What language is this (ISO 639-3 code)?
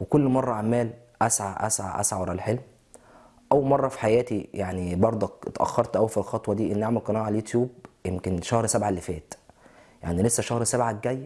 ara